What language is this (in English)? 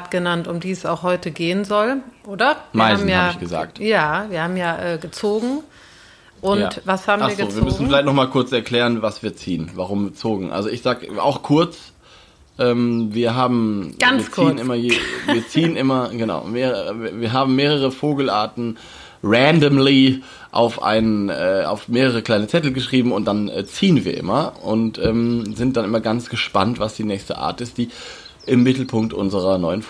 German